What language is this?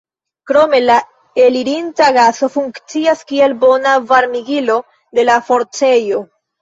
Esperanto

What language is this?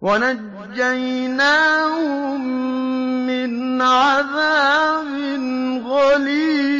Arabic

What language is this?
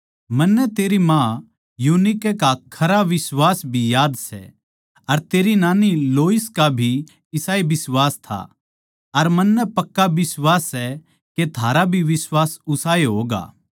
Haryanvi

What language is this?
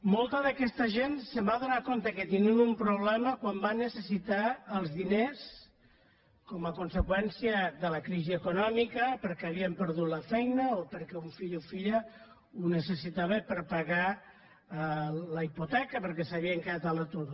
Catalan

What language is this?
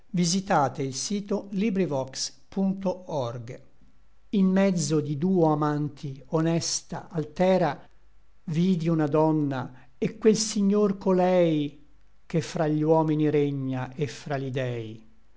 Italian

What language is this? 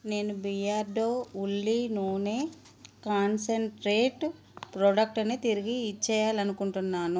Telugu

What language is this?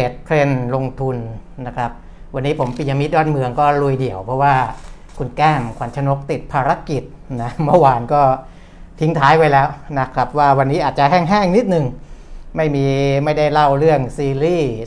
Thai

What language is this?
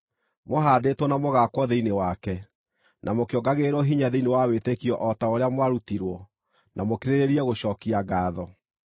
Kikuyu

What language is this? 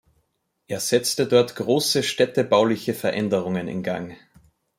German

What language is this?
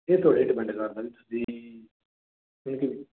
Punjabi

